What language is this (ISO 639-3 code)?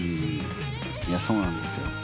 jpn